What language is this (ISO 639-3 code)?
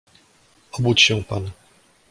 pol